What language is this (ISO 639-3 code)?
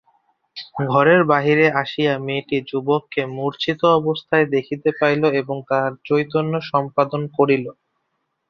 ben